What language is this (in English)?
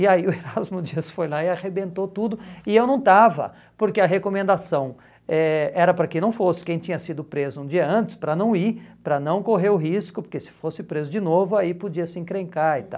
Portuguese